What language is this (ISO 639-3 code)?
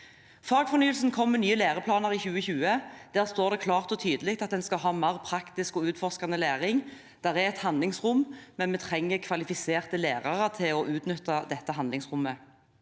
nor